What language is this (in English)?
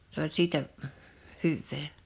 Finnish